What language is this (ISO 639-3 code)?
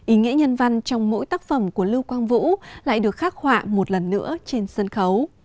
vie